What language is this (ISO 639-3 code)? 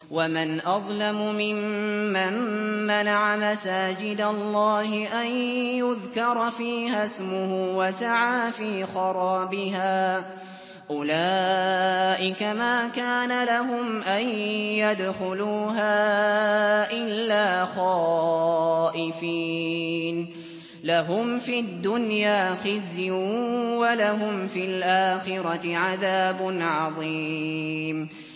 ara